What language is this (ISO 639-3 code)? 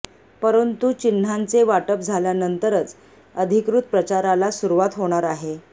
mar